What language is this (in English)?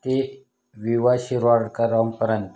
Marathi